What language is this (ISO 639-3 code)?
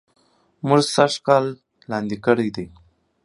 pus